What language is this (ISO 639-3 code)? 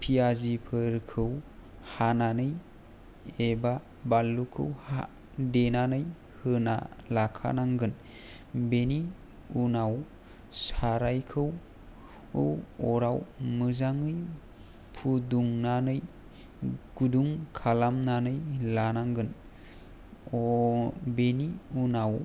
brx